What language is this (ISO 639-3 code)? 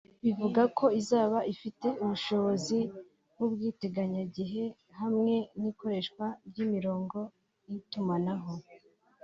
kin